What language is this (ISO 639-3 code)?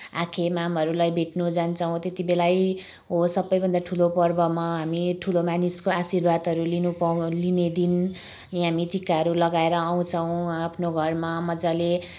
nep